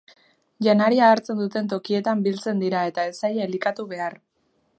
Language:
Basque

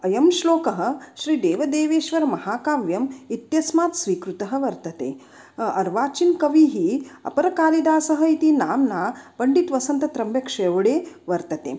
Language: Sanskrit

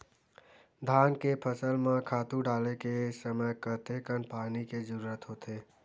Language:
Chhattisgarhi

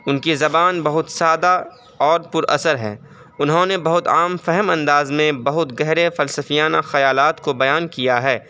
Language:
Urdu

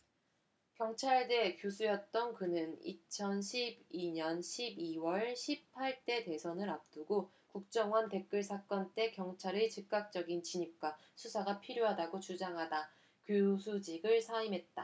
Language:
Korean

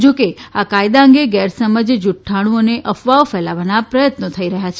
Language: Gujarati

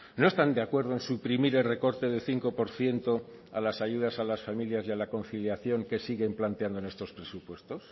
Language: Spanish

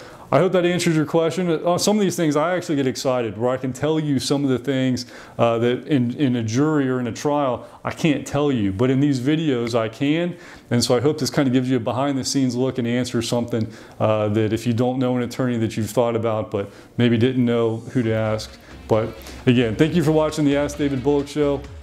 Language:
English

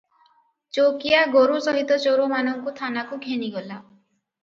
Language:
Odia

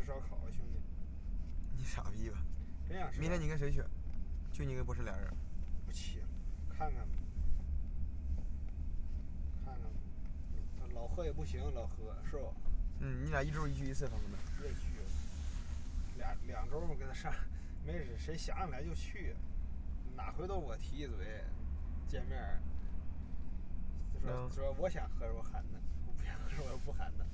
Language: Chinese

